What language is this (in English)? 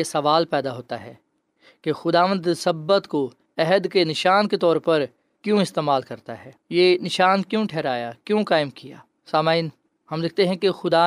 Urdu